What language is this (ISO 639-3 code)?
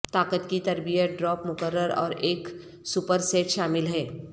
urd